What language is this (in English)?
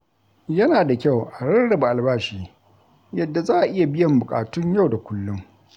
Hausa